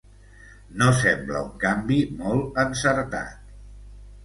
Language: Catalan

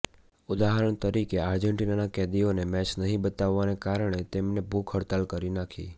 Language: Gujarati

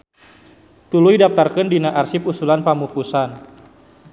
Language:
Sundanese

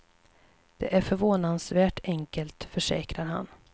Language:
Swedish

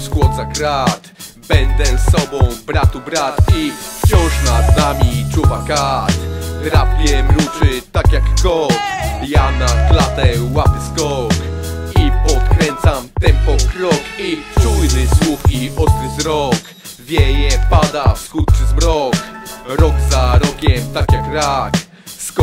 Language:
Polish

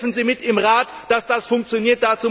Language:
German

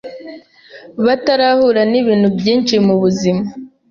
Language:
Kinyarwanda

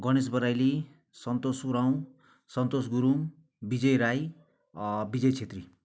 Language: Nepali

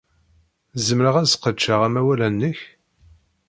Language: Kabyle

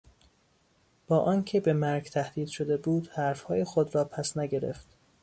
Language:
Persian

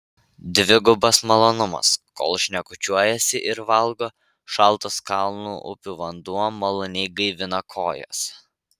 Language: Lithuanian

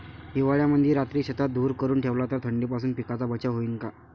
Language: Marathi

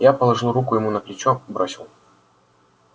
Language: Russian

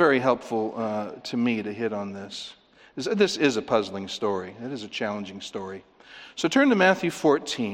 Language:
English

